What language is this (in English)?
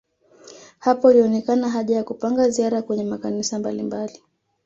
Swahili